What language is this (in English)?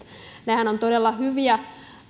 Finnish